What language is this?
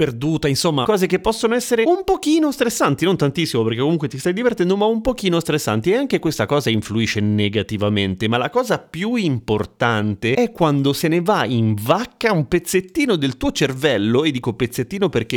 Italian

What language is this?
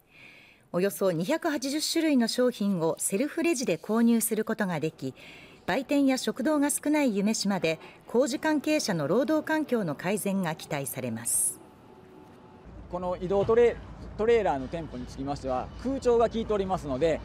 Japanese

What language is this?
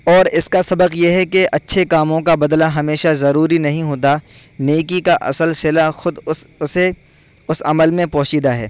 Urdu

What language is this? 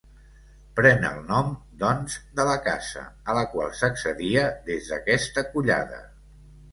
Catalan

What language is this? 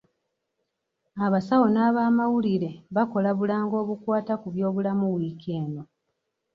Ganda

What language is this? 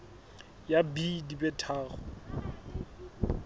Southern Sotho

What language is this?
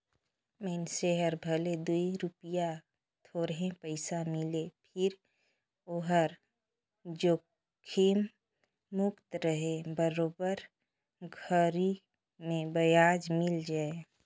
Chhattisgarhi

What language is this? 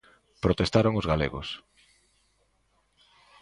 Galician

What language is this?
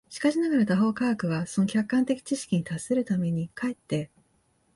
Japanese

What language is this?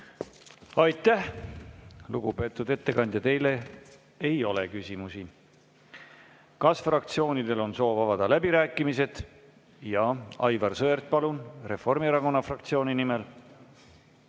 Estonian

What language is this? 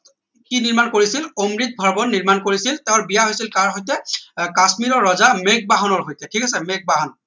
Assamese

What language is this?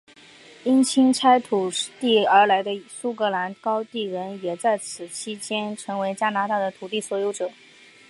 Chinese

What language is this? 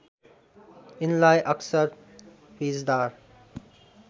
Nepali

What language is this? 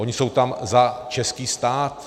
Czech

